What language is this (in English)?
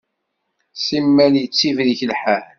Kabyle